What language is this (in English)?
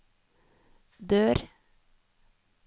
Norwegian